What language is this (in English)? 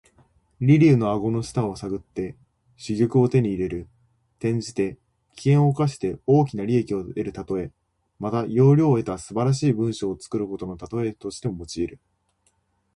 Japanese